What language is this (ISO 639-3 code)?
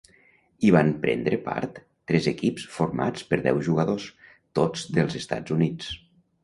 cat